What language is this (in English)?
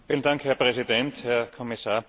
German